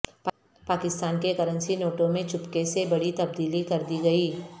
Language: Urdu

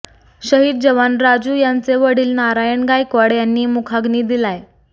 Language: Marathi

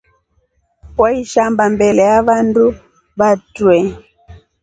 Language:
Rombo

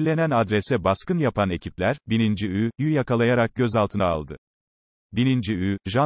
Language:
Turkish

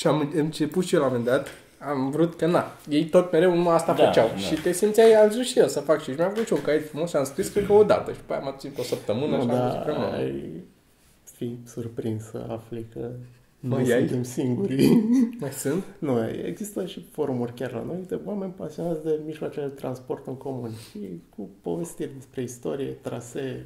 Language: Romanian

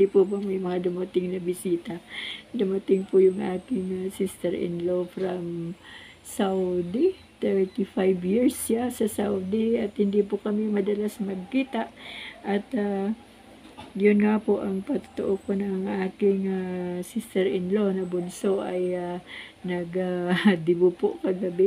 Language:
Filipino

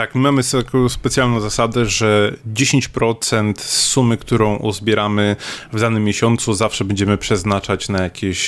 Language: Polish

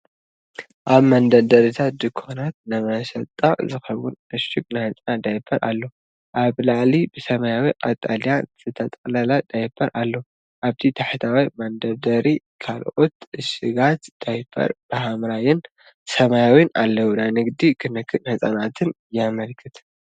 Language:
Tigrinya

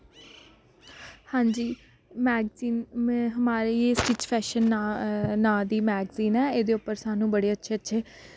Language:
Dogri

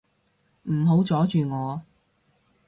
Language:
Cantonese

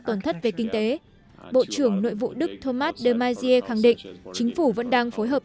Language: Vietnamese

